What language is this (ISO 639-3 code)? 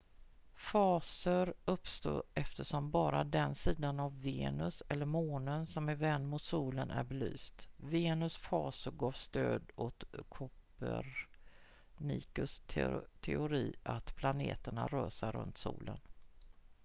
swe